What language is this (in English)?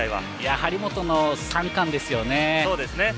Japanese